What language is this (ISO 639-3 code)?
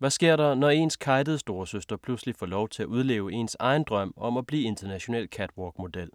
dan